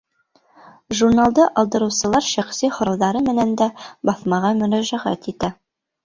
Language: Bashkir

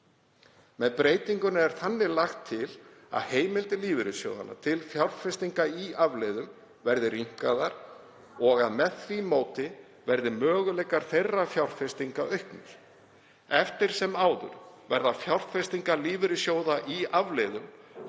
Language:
Icelandic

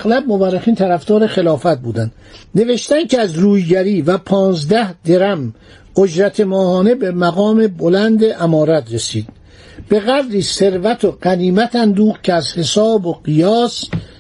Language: Persian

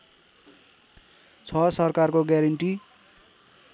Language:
Nepali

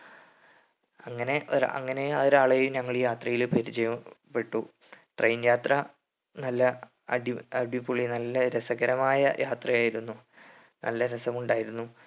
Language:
Malayalam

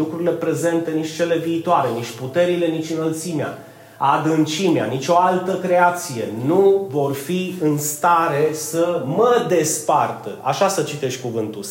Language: Romanian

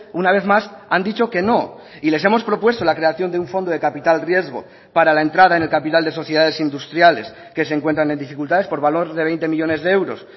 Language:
Spanish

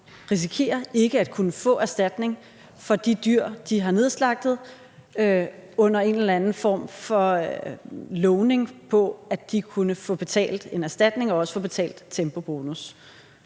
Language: Danish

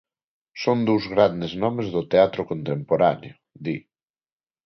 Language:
Galician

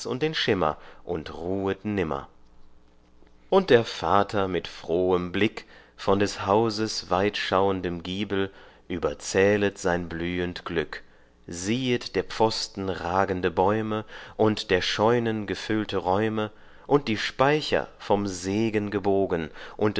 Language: German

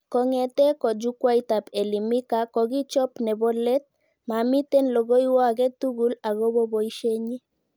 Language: Kalenjin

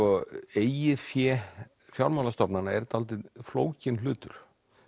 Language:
Icelandic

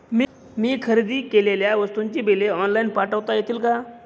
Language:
Marathi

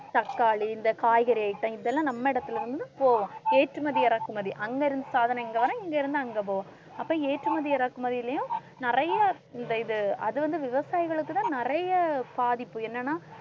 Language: Tamil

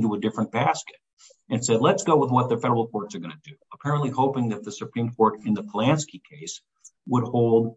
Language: English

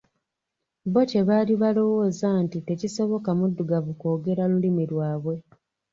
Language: Ganda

